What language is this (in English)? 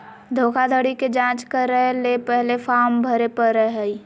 Magahi